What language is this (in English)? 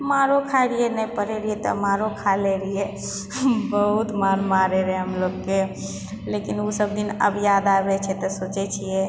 Maithili